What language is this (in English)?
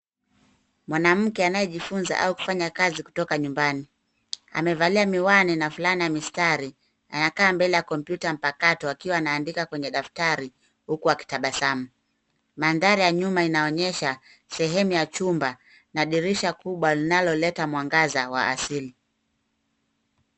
Swahili